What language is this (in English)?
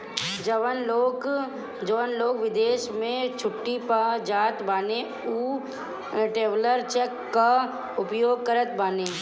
Bhojpuri